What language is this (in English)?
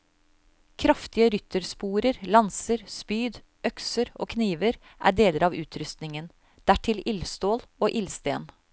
Norwegian